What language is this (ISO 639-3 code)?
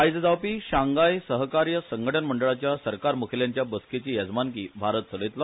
kok